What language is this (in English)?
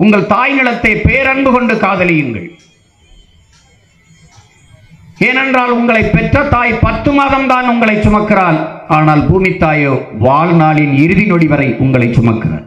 Tamil